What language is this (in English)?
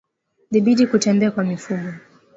Swahili